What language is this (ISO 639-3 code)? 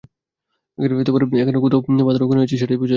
ben